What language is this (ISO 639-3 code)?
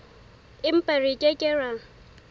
sot